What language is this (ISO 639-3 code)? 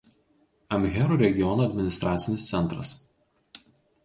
lit